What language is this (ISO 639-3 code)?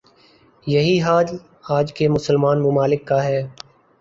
urd